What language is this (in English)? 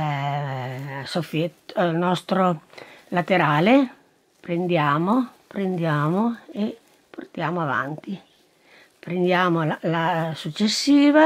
Italian